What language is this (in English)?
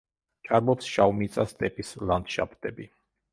Georgian